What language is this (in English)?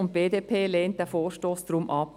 Swiss German